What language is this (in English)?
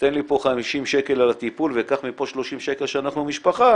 Hebrew